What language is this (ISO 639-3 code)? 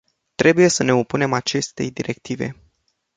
ron